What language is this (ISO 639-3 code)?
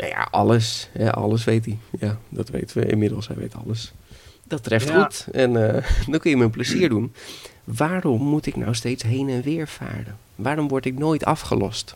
nld